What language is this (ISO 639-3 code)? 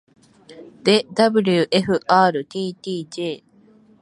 jpn